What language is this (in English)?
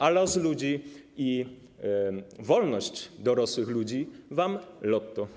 Polish